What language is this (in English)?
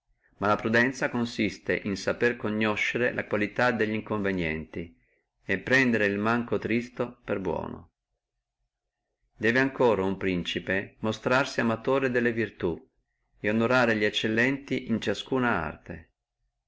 Italian